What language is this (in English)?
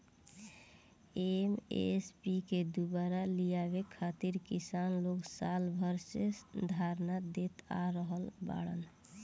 Bhojpuri